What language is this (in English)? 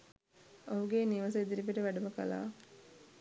Sinhala